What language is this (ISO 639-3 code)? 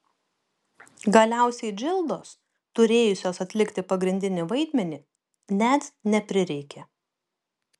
lit